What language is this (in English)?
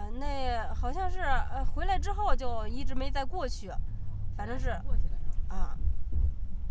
Chinese